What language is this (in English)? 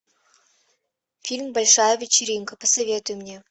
Russian